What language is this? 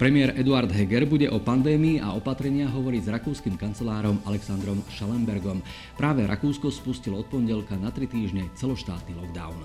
Slovak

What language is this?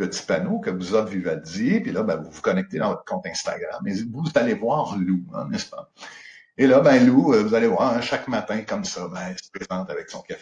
French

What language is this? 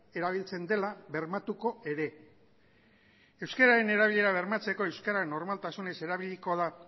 Basque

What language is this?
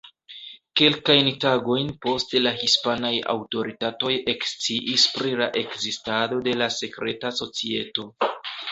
Esperanto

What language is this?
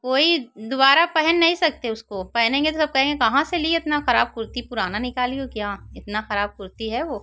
Hindi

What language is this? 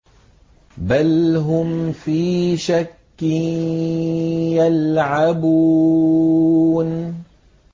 Arabic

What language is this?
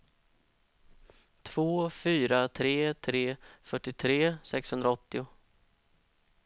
Swedish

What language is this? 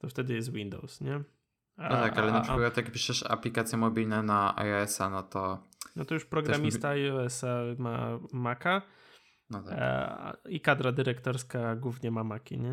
Polish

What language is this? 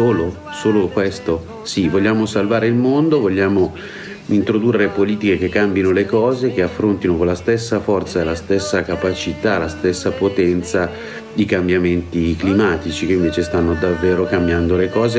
Italian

